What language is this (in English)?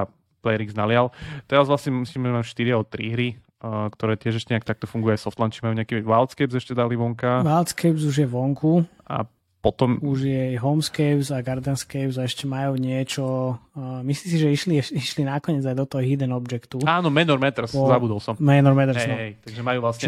Slovak